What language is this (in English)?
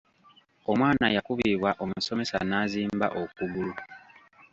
Ganda